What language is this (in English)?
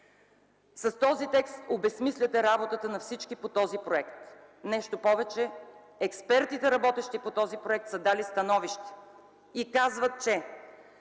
Bulgarian